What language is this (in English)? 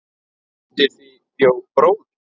Icelandic